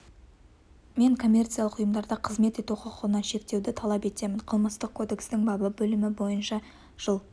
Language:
Kazakh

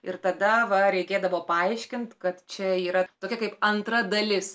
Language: Lithuanian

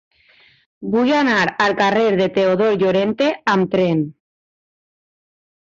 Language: Catalan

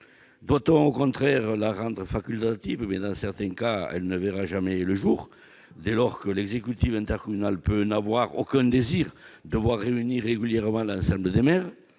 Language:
French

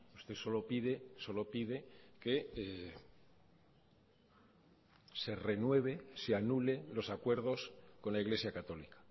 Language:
Spanish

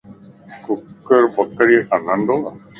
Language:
Lasi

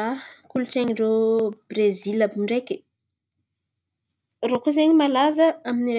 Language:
Antankarana Malagasy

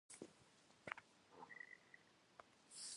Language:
Kabardian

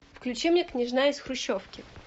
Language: Russian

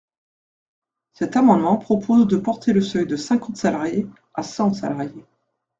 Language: French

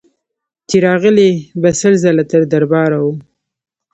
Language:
Pashto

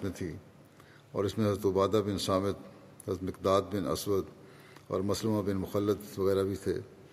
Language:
Urdu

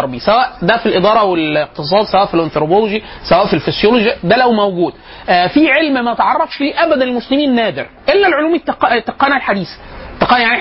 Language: Arabic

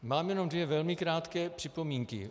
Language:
Czech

